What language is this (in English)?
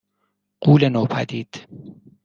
Persian